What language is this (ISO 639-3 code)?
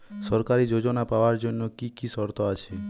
ben